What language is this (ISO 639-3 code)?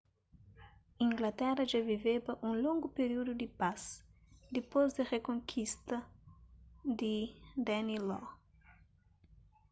kea